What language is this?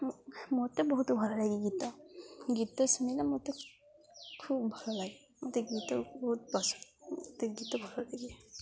Odia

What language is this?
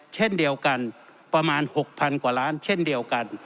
Thai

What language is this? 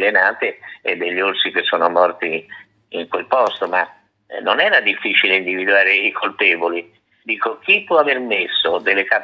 Italian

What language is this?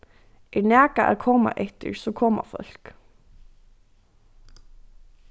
Faroese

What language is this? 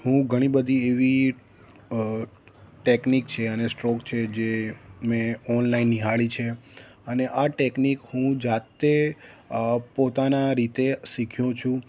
Gujarati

